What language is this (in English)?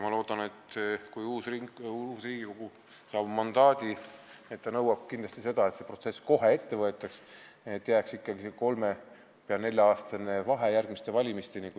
Estonian